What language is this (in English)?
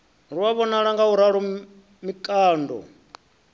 Venda